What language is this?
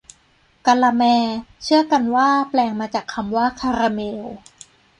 Thai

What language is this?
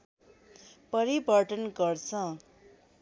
Nepali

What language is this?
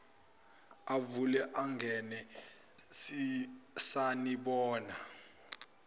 Zulu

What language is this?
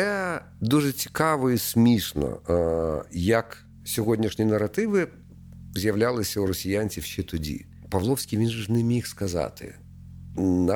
Ukrainian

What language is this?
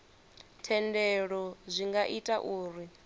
Venda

